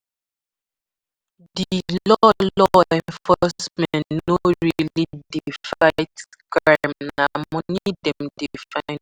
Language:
Nigerian Pidgin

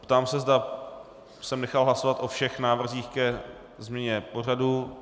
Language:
Czech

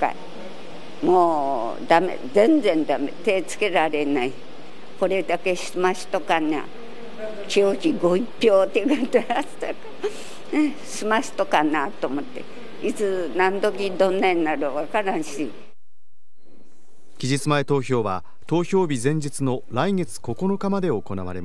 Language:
Japanese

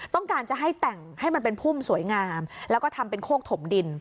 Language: Thai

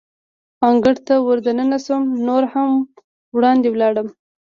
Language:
Pashto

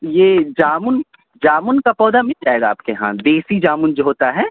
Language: Urdu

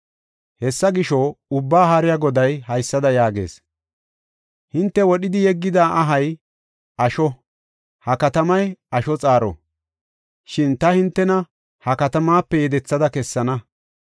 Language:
Gofa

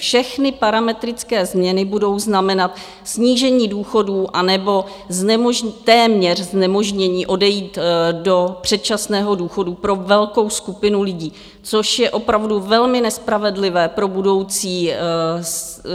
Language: Czech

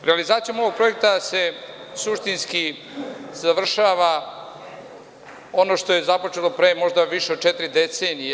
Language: Serbian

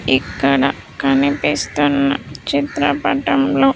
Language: Telugu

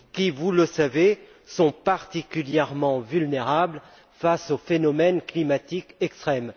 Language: French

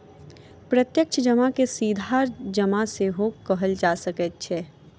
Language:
Maithili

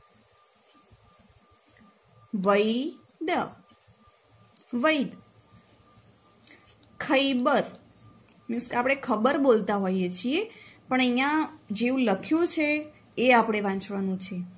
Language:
Gujarati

